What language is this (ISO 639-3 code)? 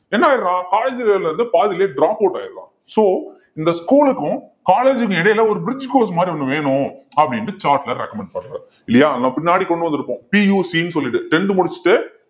tam